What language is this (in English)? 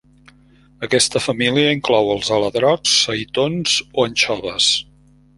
Catalan